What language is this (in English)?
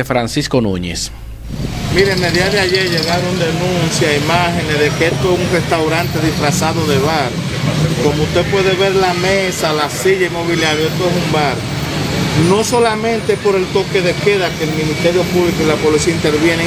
Spanish